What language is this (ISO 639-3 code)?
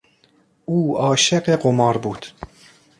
fas